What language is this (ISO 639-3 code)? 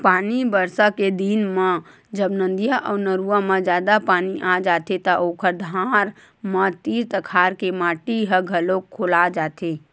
hne